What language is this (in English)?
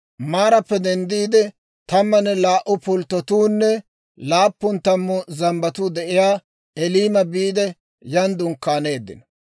Dawro